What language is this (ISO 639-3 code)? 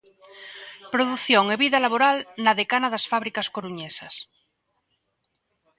glg